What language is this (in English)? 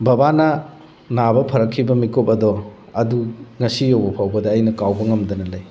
Manipuri